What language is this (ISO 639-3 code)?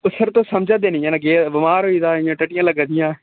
doi